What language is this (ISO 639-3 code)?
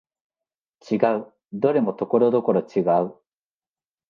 jpn